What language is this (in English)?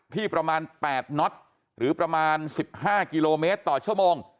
Thai